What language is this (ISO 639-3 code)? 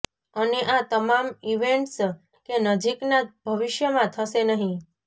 guj